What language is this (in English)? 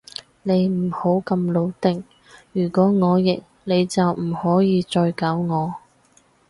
Cantonese